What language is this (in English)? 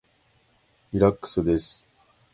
Japanese